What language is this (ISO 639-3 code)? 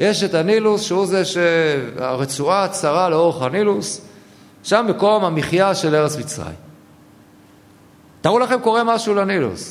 heb